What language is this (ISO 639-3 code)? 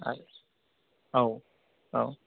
brx